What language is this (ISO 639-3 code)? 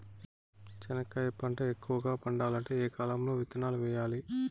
tel